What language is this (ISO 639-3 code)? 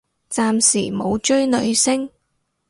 yue